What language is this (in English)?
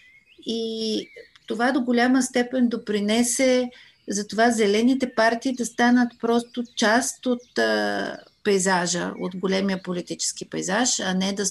Bulgarian